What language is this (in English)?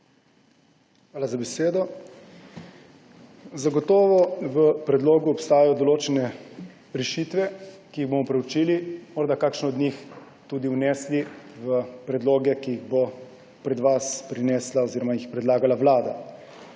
Slovenian